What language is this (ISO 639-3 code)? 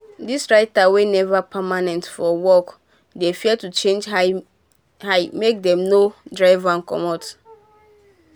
pcm